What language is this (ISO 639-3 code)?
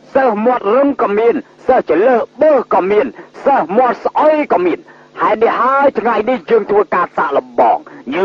tha